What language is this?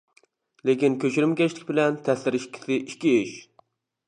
Uyghur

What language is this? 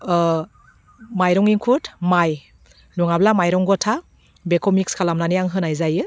Bodo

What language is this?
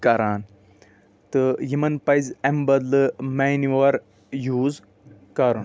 Kashmiri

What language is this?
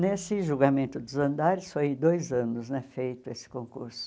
Portuguese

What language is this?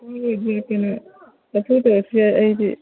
Manipuri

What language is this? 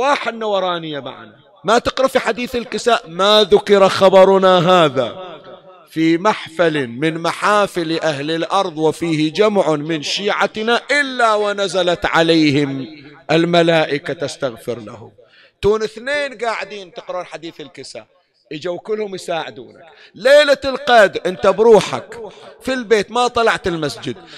Arabic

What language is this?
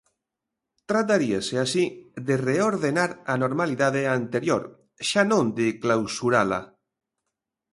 Galician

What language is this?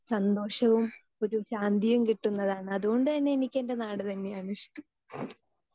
Malayalam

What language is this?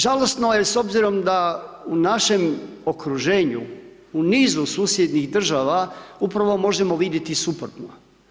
Croatian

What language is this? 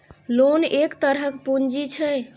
Maithili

